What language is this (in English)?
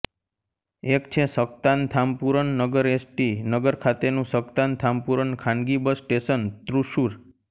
Gujarati